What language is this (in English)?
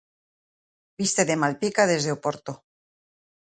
Galician